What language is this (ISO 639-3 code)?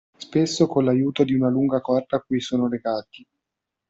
ita